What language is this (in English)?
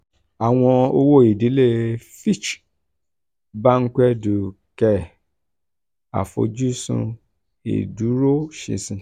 Yoruba